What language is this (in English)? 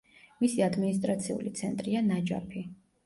Georgian